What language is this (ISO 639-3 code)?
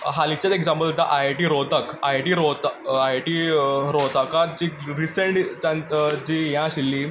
kok